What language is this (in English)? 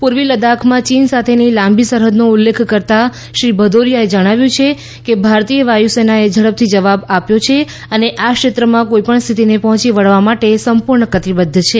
Gujarati